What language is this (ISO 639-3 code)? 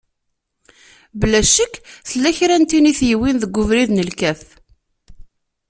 kab